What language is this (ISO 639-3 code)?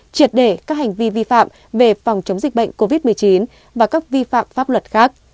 vie